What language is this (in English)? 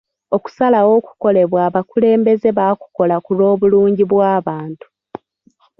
Ganda